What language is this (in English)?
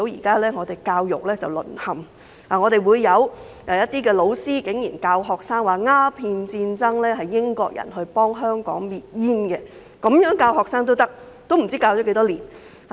Cantonese